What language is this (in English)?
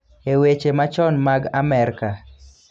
Luo (Kenya and Tanzania)